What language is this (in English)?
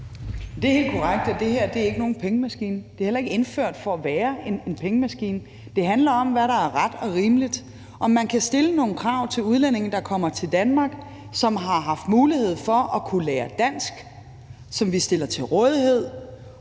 Danish